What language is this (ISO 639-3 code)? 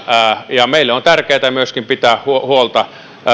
fin